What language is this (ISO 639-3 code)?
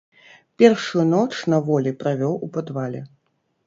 bel